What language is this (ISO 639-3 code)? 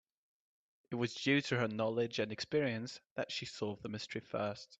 eng